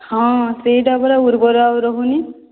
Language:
Odia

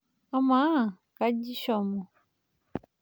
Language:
Masai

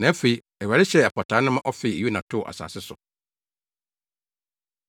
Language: Akan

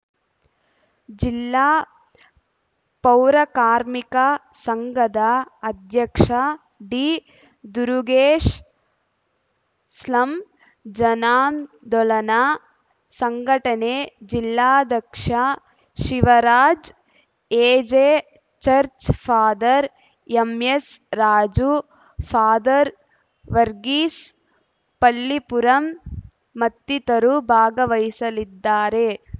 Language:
Kannada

